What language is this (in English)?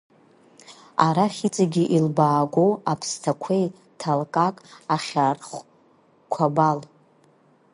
Abkhazian